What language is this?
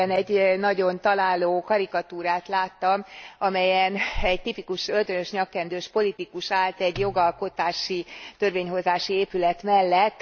Hungarian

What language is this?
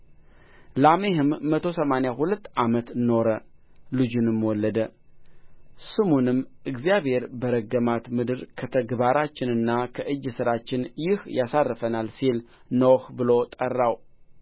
Amharic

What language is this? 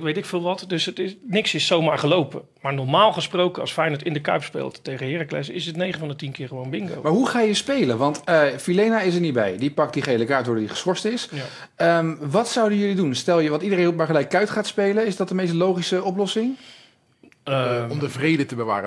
Dutch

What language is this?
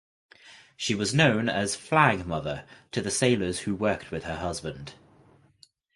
English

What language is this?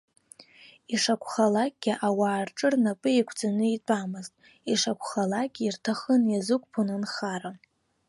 Abkhazian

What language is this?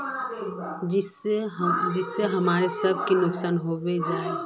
Magahi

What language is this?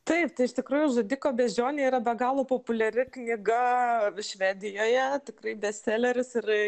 Lithuanian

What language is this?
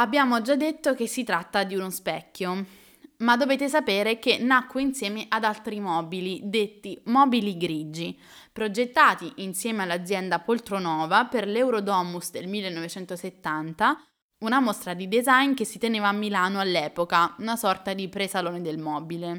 Italian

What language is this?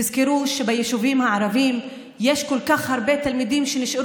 Hebrew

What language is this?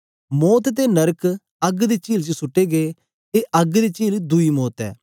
Dogri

